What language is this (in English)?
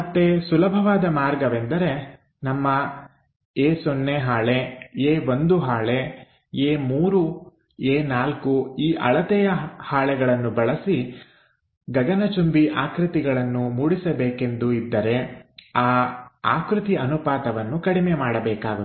Kannada